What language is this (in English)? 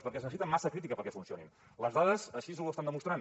Catalan